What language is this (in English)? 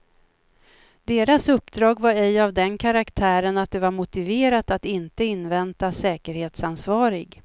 Swedish